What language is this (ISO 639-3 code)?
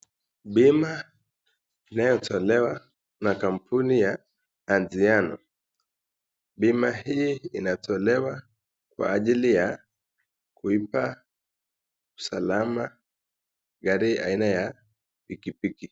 swa